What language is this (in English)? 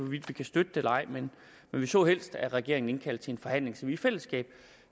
Danish